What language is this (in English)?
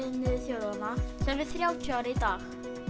Icelandic